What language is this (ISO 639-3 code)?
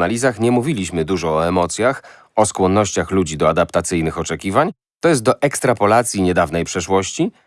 pol